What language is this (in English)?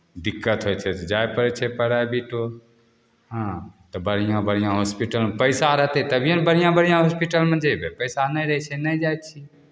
Maithili